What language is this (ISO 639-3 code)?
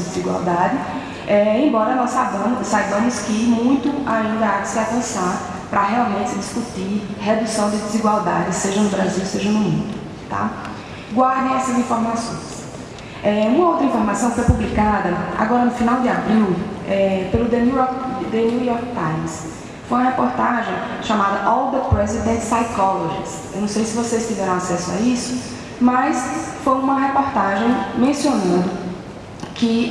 por